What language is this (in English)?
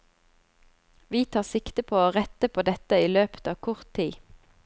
Norwegian